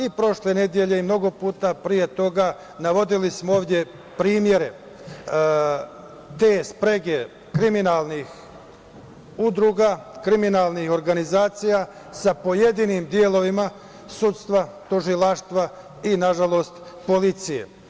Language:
Serbian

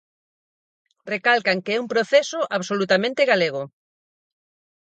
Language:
Galician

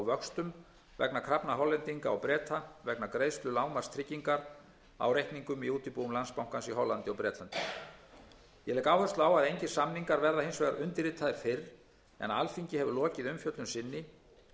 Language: Icelandic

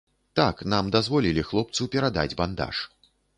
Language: Belarusian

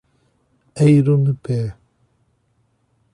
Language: Portuguese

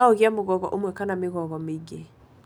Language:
Kikuyu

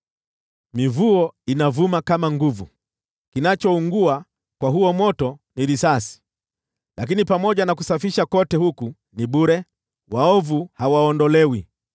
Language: Swahili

